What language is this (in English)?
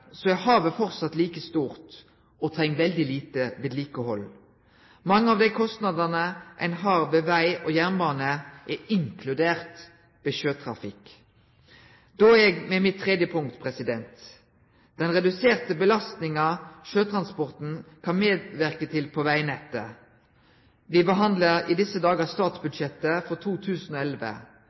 Norwegian Nynorsk